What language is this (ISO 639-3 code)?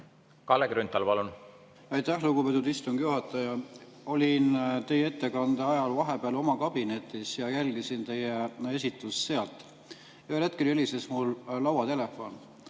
est